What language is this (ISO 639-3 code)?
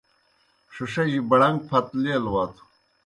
plk